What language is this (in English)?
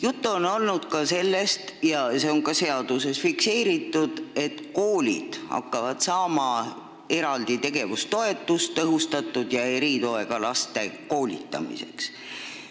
Estonian